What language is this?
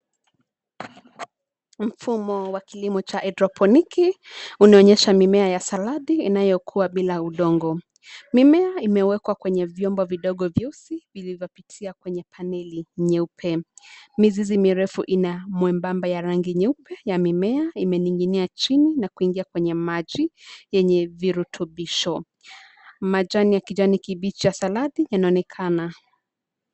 Swahili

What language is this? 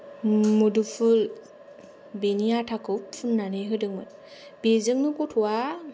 Bodo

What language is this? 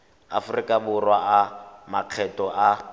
Tswana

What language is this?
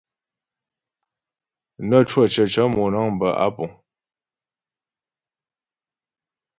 Ghomala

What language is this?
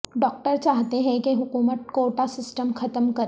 Urdu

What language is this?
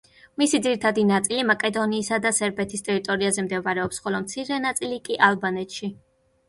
Georgian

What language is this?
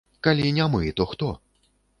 Belarusian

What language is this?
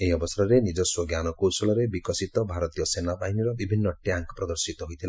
Odia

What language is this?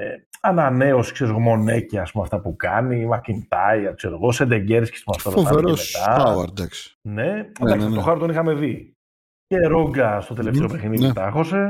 Greek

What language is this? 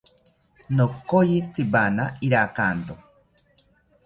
South Ucayali Ashéninka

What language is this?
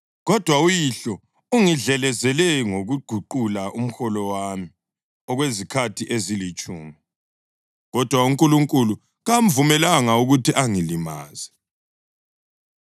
North Ndebele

